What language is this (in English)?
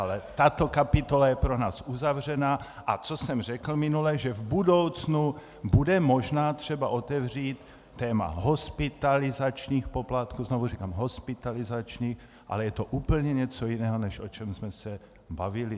Czech